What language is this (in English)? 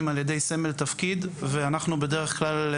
Hebrew